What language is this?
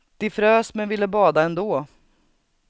Swedish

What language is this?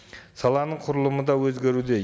Kazakh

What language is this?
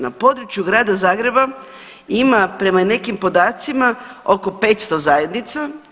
Croatian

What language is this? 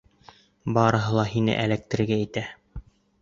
Bashkir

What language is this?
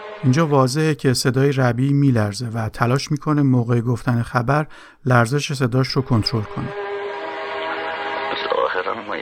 Persian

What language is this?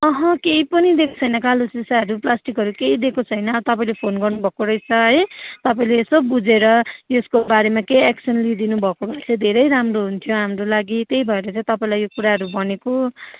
Nepali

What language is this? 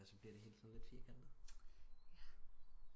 Danish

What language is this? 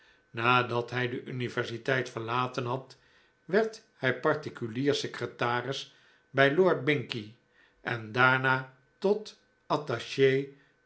Dutch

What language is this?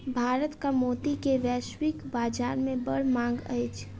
Maithili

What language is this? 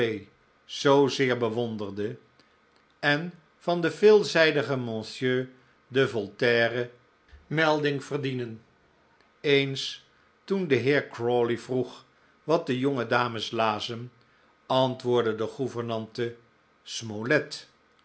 Dutch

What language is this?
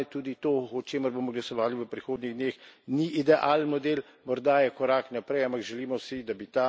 Slovenian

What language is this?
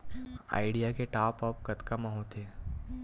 Chhattisgarhi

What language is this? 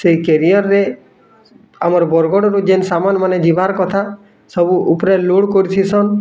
Odia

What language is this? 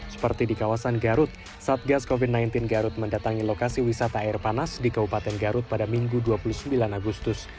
Indonesian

